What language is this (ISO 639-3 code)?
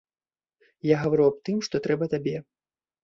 bel